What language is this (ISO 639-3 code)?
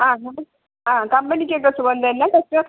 mal